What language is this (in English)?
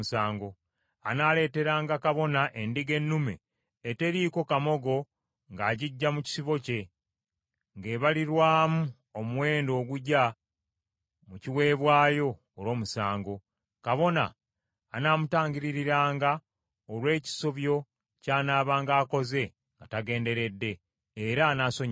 Ganda